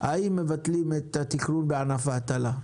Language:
Hebrew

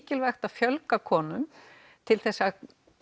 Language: Icelandic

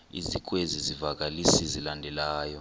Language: Xhosa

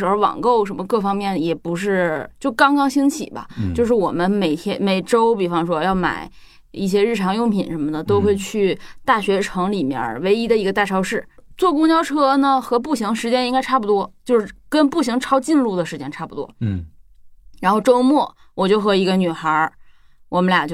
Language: Chinese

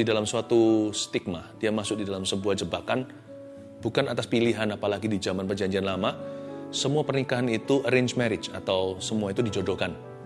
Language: Indonesian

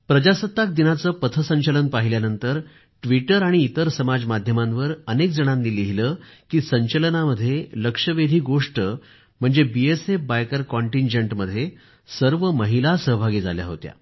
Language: Marathi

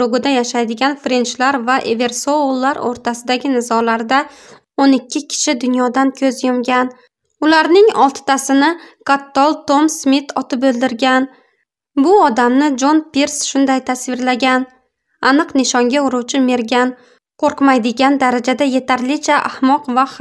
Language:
Turkish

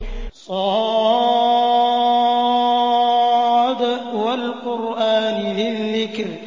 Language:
Arabic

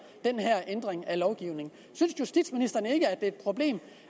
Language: Danish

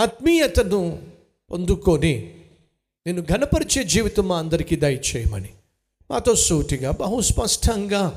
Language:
Telugu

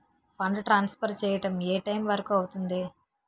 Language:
Telugu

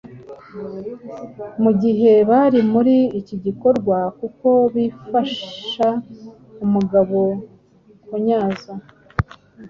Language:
Kinyarwanda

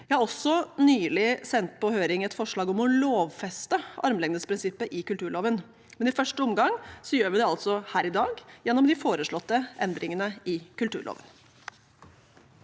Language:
Norwegian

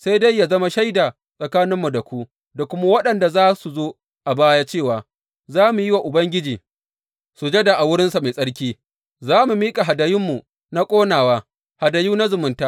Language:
Hausa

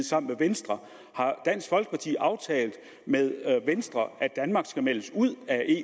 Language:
Danish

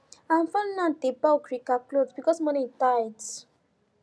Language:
Nigerian Pidgin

